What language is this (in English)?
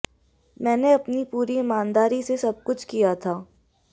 Hindi